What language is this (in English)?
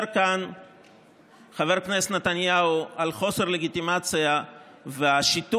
Hebrew